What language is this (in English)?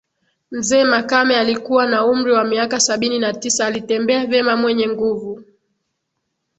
Swahili